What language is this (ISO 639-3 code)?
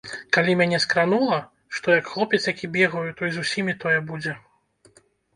bel